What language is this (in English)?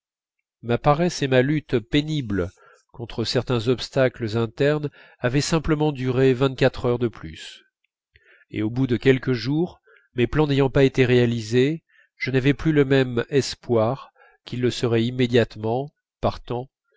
French